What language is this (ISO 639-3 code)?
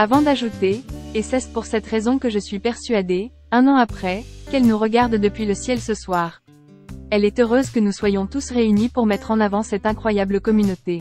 fra